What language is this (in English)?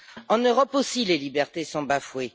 French